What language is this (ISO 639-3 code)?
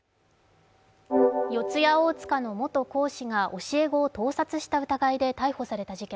jpn